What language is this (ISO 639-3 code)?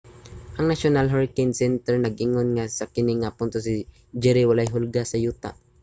ceb